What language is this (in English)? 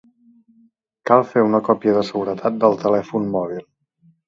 Catalan